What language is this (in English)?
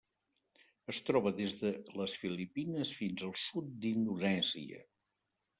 Catalan